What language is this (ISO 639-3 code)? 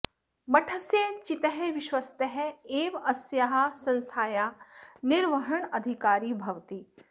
san